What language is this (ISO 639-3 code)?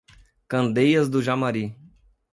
por